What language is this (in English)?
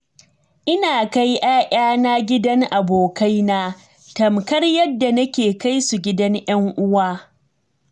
Hausa